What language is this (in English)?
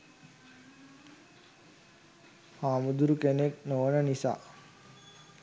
Sinhala